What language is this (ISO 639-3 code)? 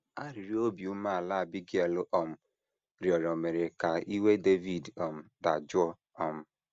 ibo